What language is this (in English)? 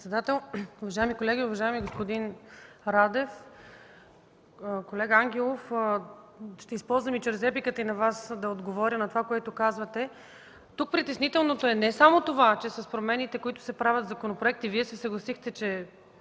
Bulgarian